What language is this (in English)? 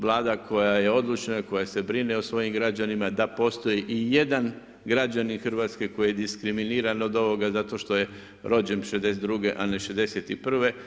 Croatian